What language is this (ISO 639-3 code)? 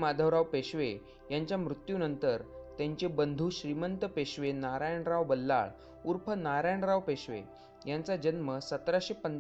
mar